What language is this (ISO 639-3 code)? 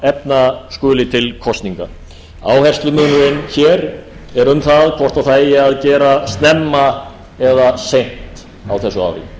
isl